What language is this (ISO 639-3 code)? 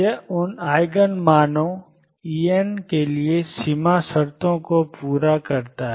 hin